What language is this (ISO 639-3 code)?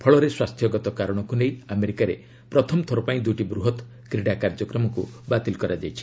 ori